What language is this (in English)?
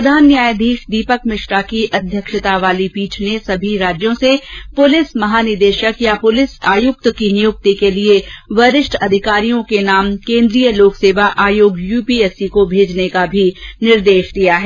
Hindi